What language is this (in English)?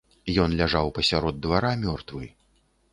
Belarusian